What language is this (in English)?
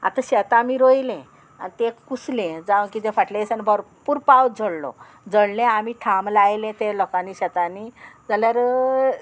Konkani